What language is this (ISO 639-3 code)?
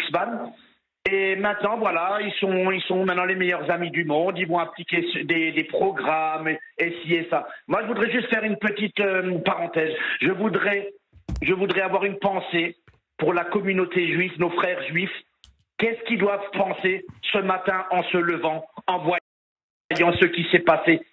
fra